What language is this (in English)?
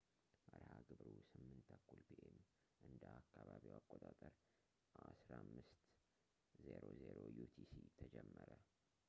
Amharic